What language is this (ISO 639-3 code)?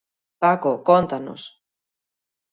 glg